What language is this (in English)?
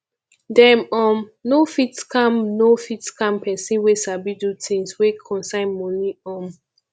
Nigerian Pidgin